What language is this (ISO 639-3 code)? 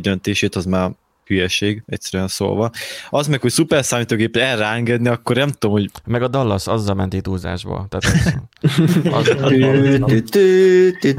hun